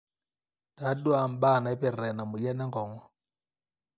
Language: Masai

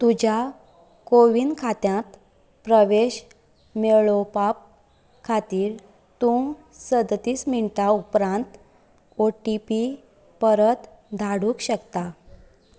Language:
Konkani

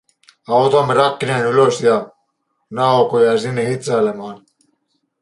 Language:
Finnish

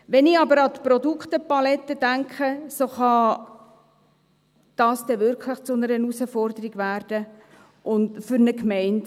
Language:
Swiss German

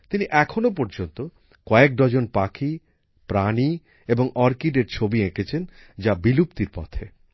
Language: Bangla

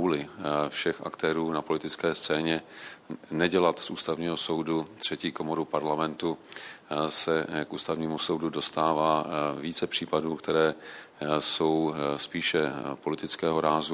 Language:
Czech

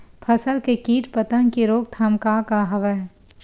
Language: Chhattisgarhi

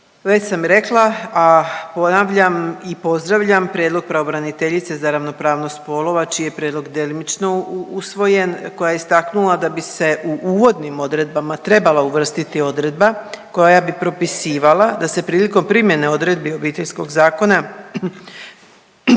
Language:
Croatian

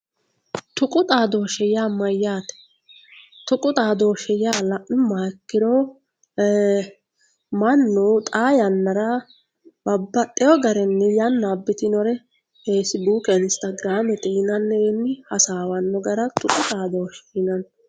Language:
Sidamo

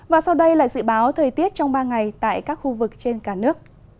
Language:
Vietnamese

